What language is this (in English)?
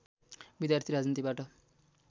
Nepali